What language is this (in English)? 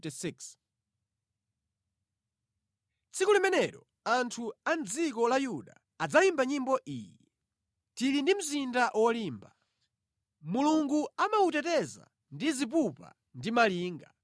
Nyanja